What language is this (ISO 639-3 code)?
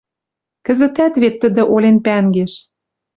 mrj